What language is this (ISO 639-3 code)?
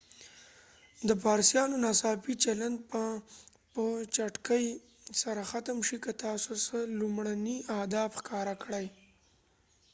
pus